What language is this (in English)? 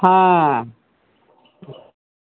Maithili